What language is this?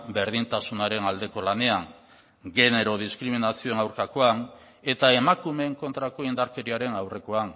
Basque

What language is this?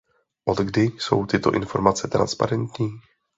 Czech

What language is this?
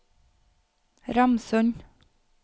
Norwegian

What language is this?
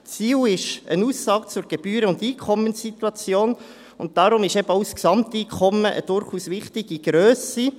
Swiss German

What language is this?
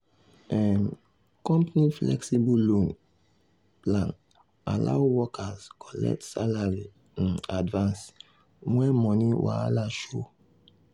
Nigerian Pidgin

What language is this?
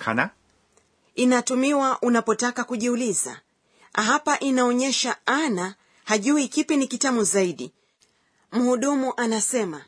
Swahili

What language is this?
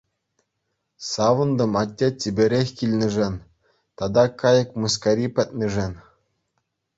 Chuvash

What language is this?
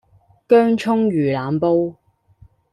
Cantonese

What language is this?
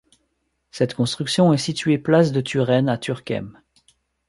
French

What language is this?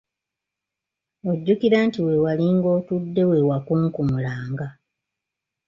Ganda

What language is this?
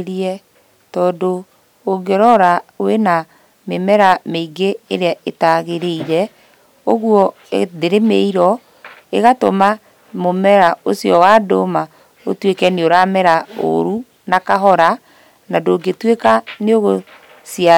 Kikuyu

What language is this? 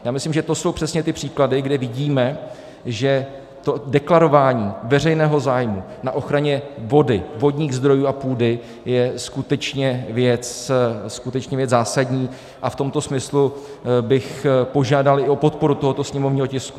Czech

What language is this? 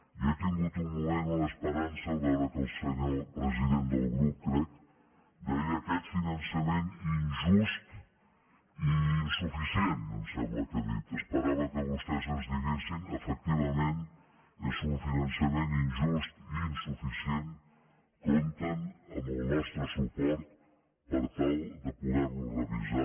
Catalan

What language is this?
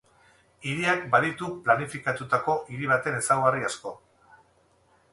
Basque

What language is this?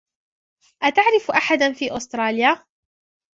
Arabic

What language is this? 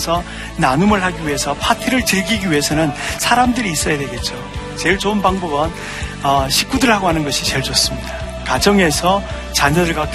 Korean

